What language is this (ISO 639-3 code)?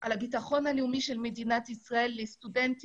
heb